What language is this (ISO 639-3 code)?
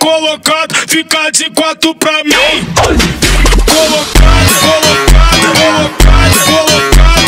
tur